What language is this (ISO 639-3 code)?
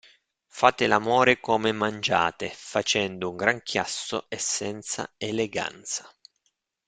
ita